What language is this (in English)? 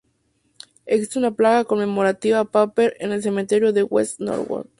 Spanish